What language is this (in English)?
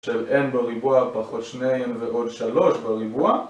Hebrew